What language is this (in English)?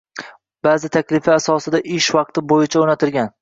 Uzbek